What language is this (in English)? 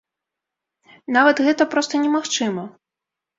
Belarusian